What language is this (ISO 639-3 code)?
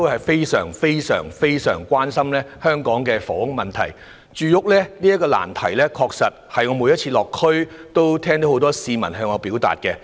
yue